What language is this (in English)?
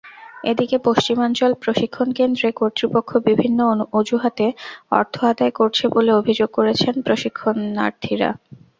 Bangla